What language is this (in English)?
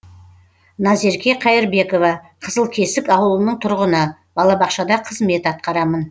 Kazakh